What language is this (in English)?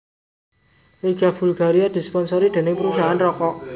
Javanese